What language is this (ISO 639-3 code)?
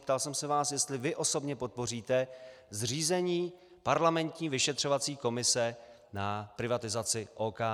ces